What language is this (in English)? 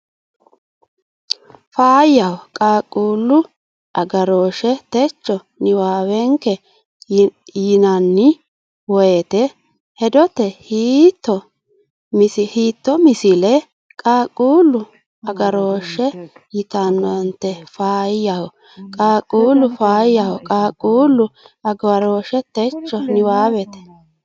Sidamo